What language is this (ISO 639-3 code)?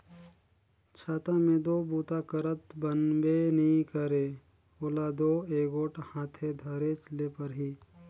hne